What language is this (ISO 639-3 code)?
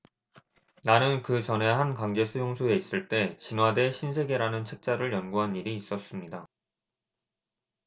kor